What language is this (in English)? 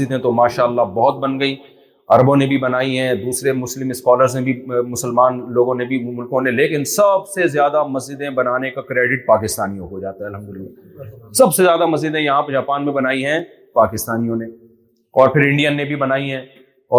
Urdu